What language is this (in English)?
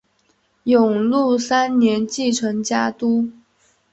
Chinese